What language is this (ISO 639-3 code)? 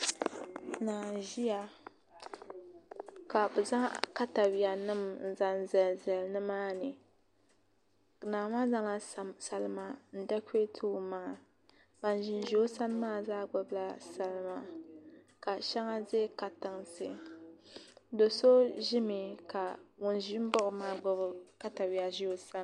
dag